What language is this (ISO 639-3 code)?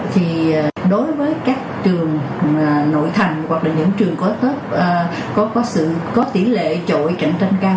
vie